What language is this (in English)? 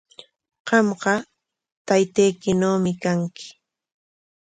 Corongo Ancash Quechua